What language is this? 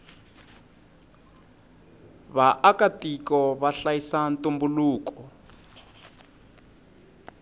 Tsonga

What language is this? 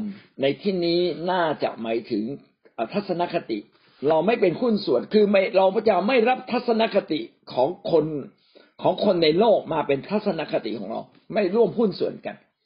Thai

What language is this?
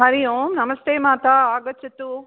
Sanskrit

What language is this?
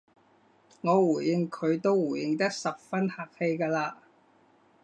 Cantonese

